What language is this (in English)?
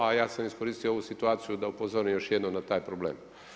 Croatian